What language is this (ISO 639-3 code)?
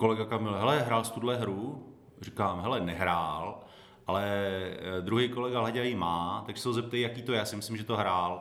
ces